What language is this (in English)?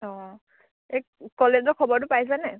Assamese